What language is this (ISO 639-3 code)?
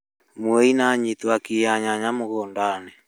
kik